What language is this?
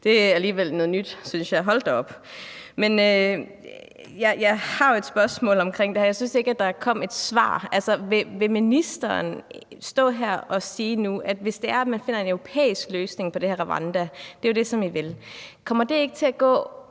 Danish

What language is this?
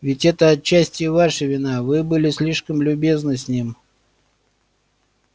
Russian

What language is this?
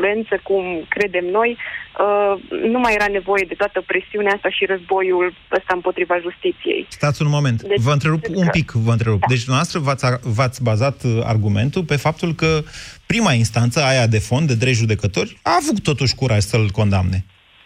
Romanian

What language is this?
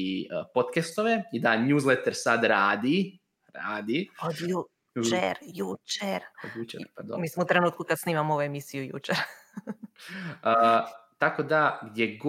Croatian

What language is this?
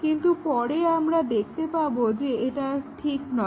Bangla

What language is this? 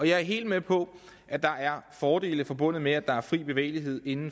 Danish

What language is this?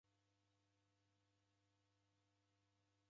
Taita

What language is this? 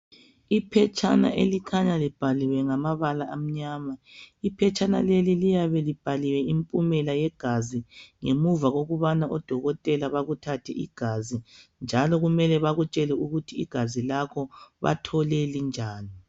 North Ndebele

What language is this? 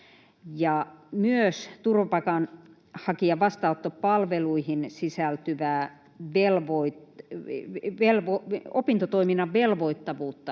Finnish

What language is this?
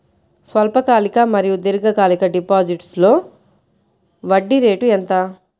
Telugu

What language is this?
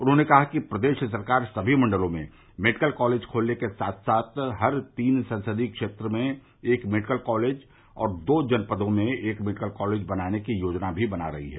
Hindi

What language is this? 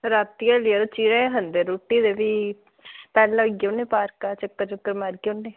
Dogri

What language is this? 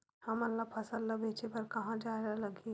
Chhattisgarhi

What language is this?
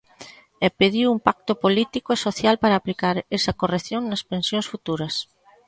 Galician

